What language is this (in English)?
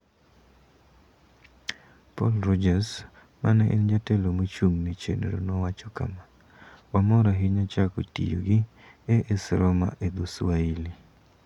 Luo (Kenya and Tanzania)